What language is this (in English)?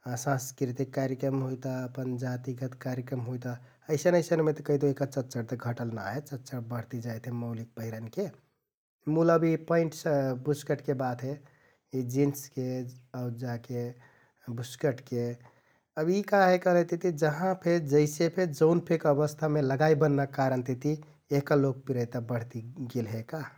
Kathoriya Tharu